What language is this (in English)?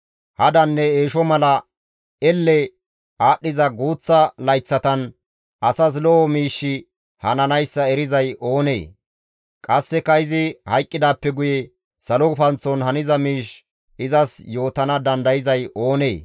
Gamo